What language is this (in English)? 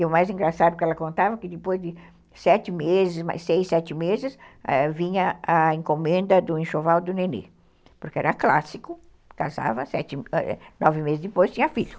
Portuguese